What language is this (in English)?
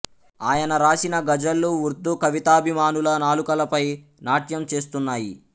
Telugu